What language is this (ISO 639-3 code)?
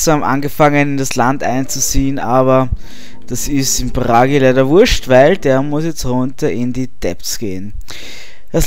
deu